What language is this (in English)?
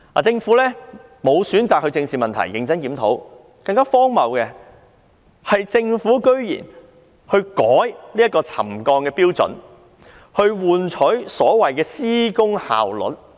Cantonese